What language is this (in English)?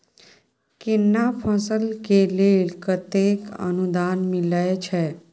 Maithili